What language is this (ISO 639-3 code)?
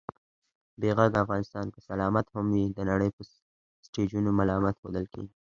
pus